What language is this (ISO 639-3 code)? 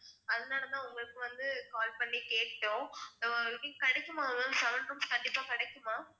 tam